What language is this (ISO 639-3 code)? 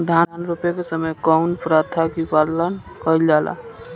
bho